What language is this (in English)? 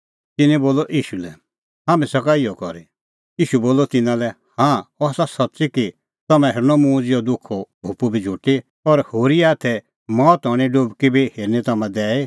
Kullu Pahari